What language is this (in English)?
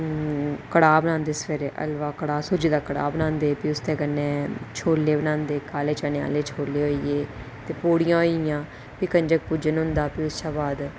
Dogri